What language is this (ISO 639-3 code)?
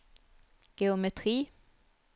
nor